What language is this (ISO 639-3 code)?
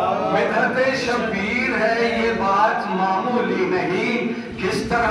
ara